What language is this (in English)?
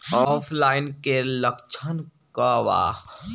Bhojpuri